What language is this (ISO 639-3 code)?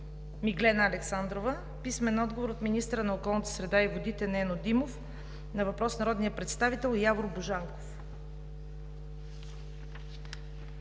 bul